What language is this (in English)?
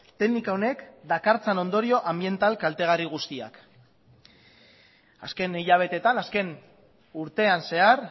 Basque